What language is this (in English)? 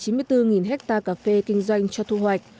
Vietnamese